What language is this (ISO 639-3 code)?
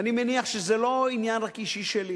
heb